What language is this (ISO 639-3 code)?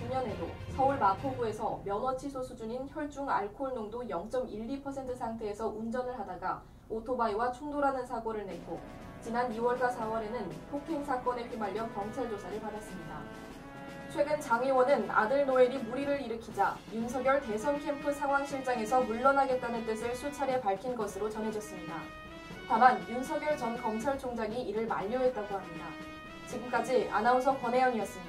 kor